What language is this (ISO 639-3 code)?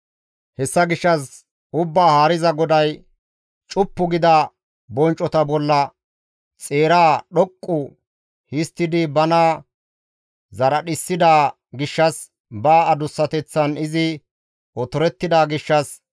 gmv